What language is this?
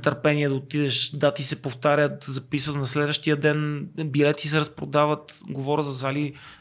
Bulgarian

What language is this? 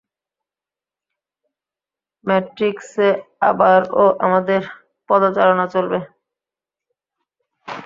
Bangla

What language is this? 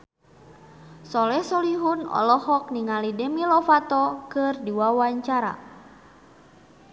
Sundanese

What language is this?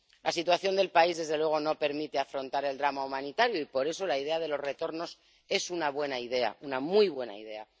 Spanish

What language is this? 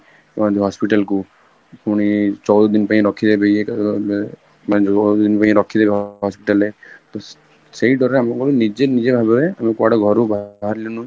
Odia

